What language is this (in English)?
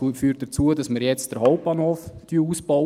Swiss German